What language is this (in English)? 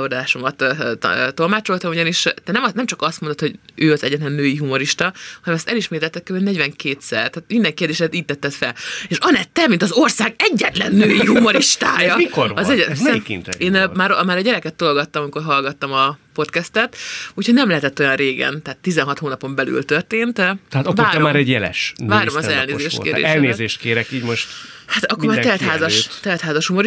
Hungarian